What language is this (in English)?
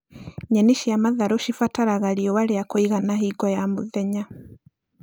Kikuyu